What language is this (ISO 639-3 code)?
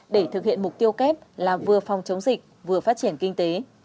vie